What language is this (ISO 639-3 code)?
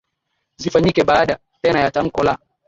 swa